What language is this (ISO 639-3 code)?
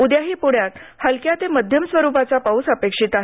mar